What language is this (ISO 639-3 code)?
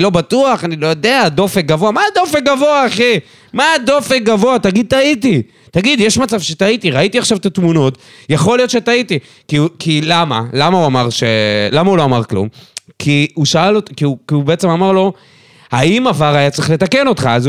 heb